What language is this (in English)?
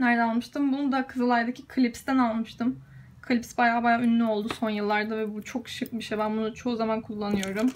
Turkish